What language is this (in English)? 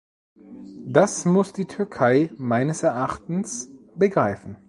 German